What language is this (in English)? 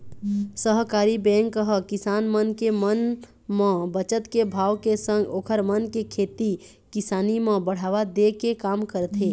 Chhattisgarhi